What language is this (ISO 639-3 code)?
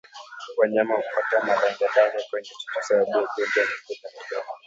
swa